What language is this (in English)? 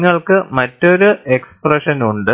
Malayalam